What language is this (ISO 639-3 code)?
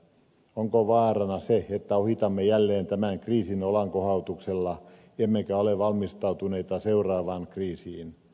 fin